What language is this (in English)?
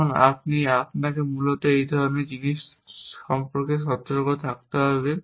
Bangla